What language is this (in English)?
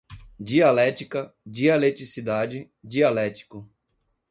Portuguese